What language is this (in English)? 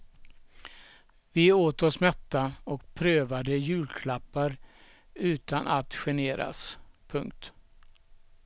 Swedish